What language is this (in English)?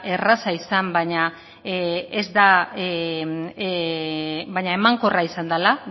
Basque